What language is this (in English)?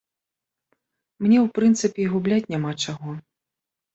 Belarusian